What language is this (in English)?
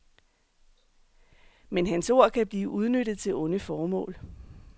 Danish